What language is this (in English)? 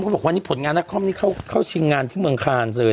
Thai